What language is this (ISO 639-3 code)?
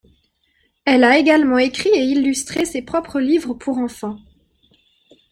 fra